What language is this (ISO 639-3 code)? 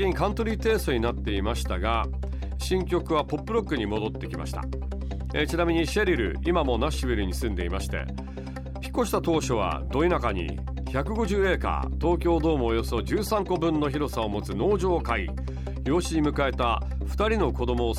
jpn